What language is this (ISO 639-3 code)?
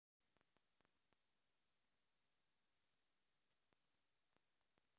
rus